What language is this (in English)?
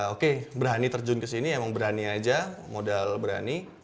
Indonesian